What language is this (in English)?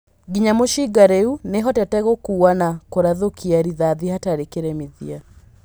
Kikuyu